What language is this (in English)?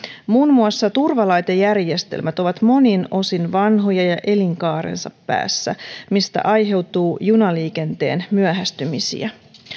Finnish